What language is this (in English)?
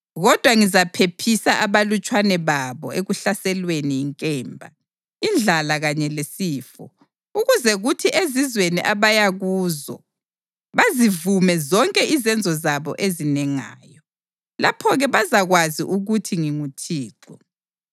North Ndebele